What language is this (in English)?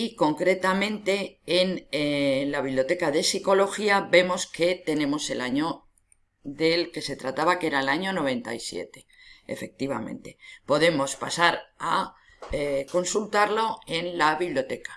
Spanish